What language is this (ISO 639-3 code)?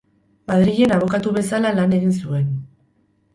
eus